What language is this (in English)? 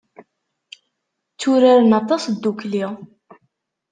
Kabyle